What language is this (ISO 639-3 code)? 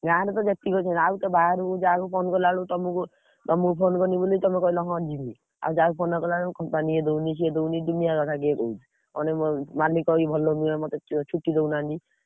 ori